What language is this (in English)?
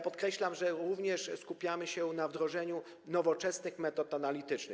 Polish